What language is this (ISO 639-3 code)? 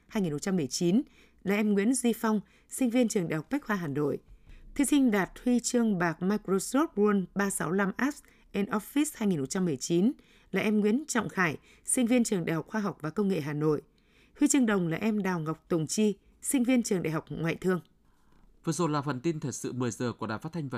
vie